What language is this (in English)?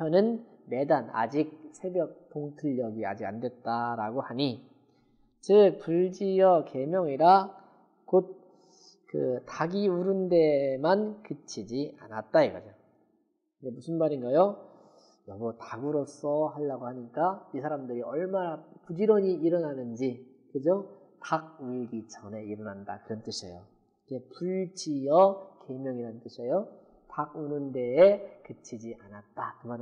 Korean